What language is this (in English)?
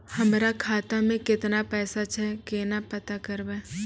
Maithili